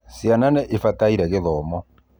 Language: Kikuyu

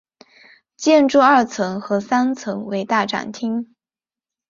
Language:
Chinese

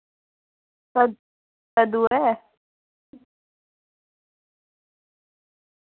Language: Dogri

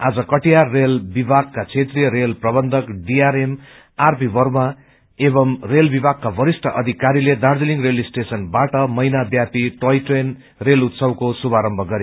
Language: Nepali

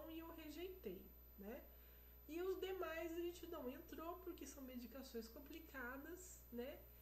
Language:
Portuguese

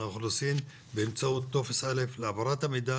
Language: Hebrew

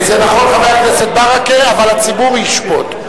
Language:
Hebrew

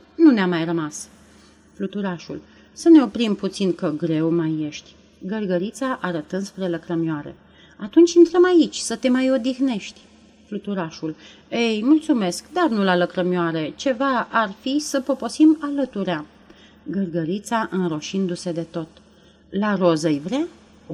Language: Romanian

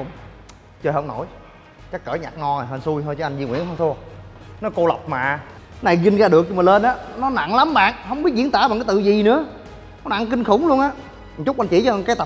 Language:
Vietnamese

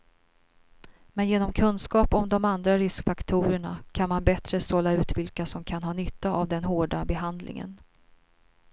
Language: Swedish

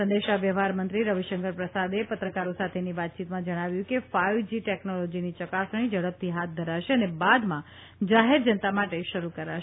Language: Gujarati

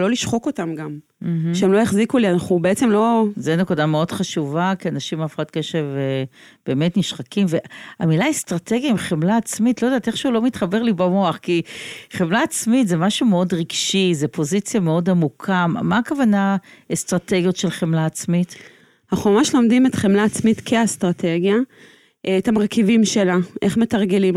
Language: Hebrew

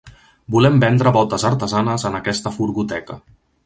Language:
Catalan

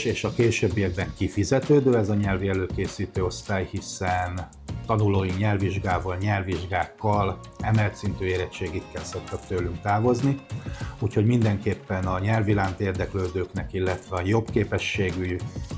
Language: Hungarian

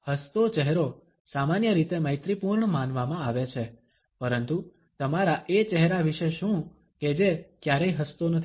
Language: Gujarati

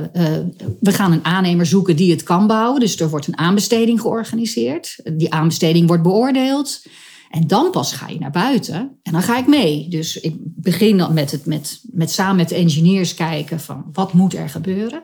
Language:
Dutch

